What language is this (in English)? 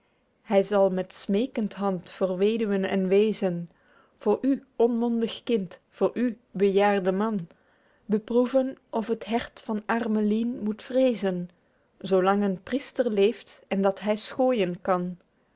Dutch